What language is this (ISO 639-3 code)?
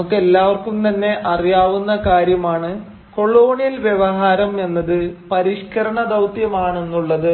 mal